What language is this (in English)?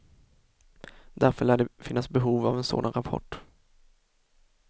Swedish